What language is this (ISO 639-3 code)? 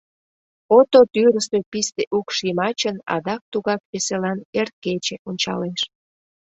chm